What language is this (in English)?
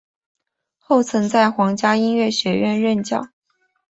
Chinese